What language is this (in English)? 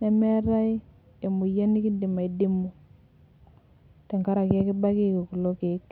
Masai